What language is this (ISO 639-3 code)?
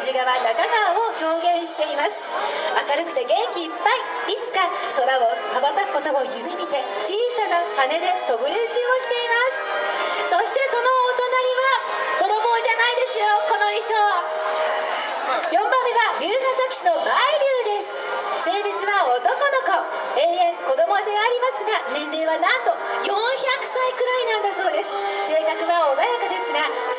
jpn